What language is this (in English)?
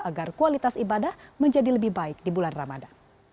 Indonesian